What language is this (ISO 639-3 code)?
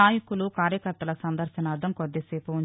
tel